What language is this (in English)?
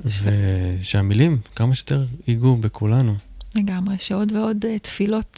Hebrew